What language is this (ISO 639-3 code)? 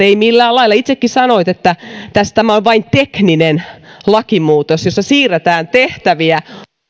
fin